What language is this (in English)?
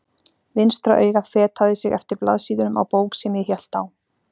Icelandic